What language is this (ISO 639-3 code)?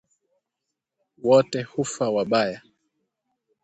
swa